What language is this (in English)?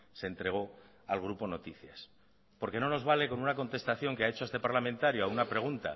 Spanish